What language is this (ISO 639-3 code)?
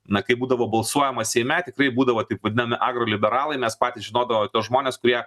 lit